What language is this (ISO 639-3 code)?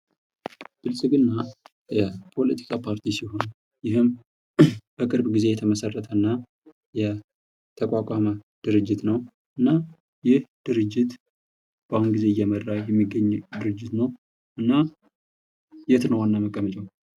amh